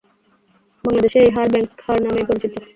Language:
Bangla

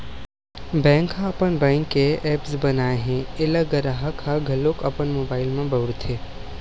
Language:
Chhattisgarhi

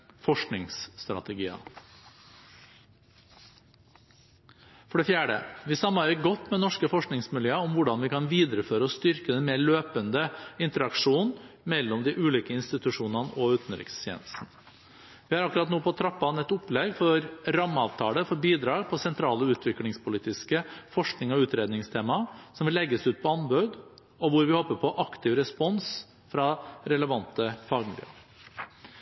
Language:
Norwegian Bokmål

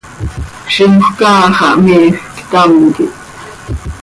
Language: Seri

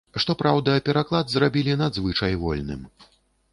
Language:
Belarusian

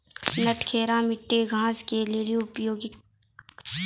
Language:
Maithili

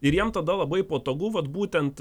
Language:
Lithuanian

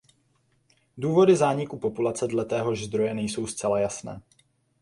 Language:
Czech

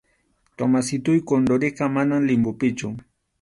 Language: Arequipa-La Unión Quechua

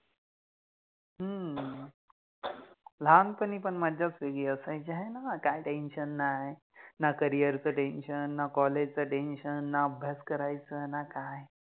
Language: Marathi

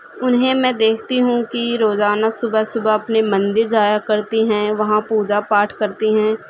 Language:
Urdu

